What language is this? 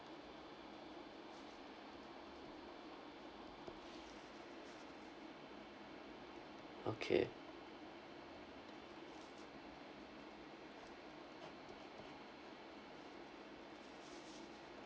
English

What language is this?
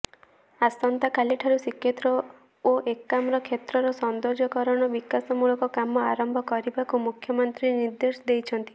Odia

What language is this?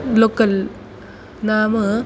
Sanskrit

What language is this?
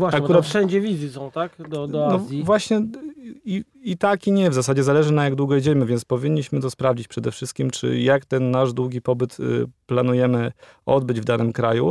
Polish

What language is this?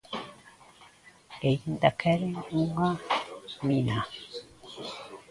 Galician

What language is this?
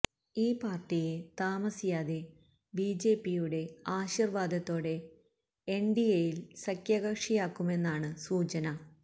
Malayalam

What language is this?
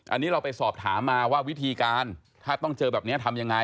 Thai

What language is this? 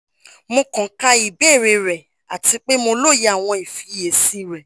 Yoruba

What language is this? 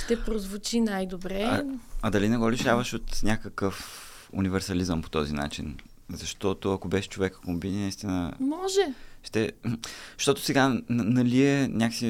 Bulgarian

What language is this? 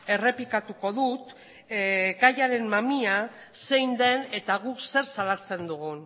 Basque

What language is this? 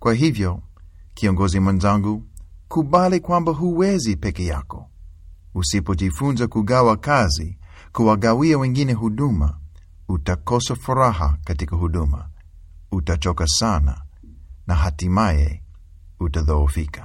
Swahili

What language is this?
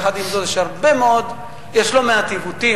Hebrew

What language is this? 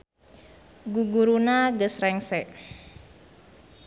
Sundanese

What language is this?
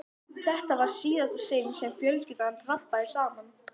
Icelandic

